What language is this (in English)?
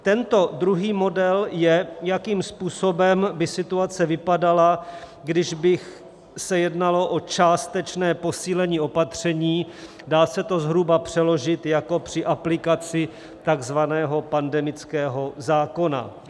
Czech